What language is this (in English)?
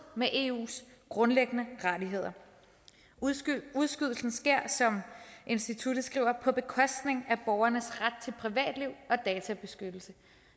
Danish